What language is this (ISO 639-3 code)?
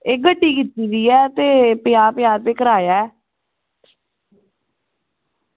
doi